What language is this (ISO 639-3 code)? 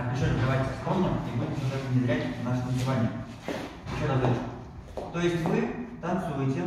rus